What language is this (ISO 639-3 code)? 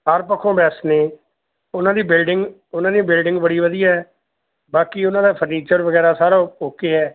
pan